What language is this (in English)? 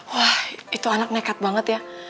Indonesian